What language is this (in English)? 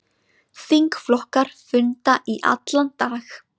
Icelandic